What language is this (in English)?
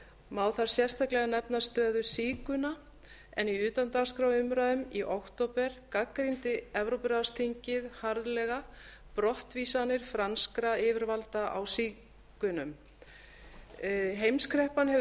Icelandic